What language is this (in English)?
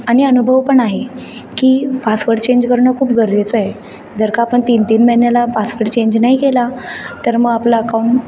Marathi